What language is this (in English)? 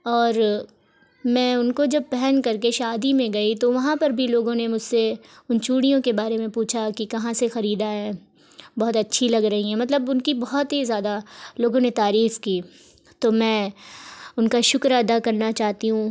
Urdu